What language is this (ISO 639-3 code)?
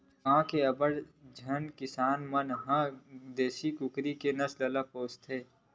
hne